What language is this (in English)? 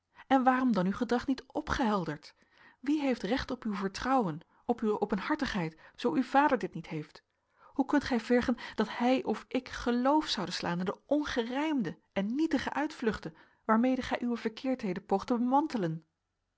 Dutch